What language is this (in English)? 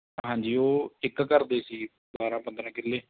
Punjabi